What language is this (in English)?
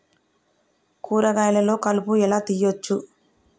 Telugu